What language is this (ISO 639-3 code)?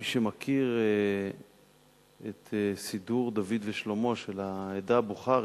heb